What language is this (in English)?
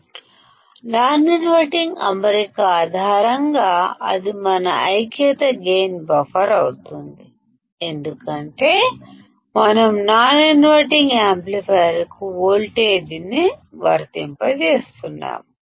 Telugu